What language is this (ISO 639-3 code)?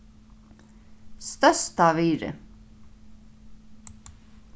fao